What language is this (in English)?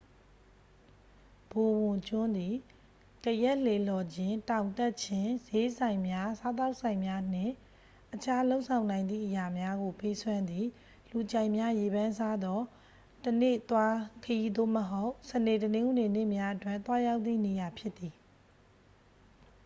Burmese